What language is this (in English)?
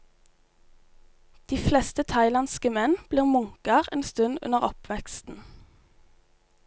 Norwegian